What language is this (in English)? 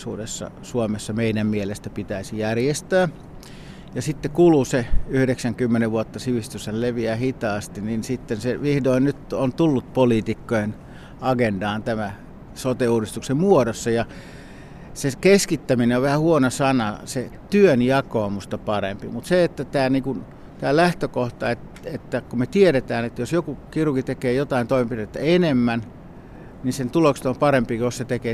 Finnish